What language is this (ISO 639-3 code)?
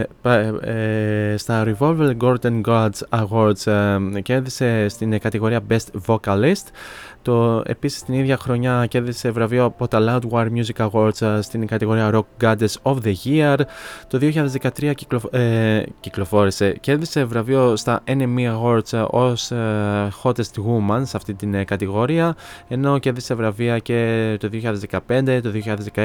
ell